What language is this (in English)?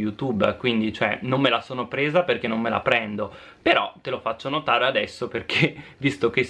Italian